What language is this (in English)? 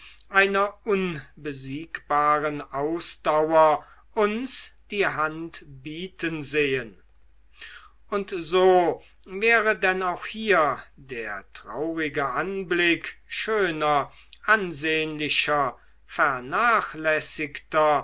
German